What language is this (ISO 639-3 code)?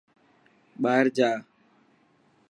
mki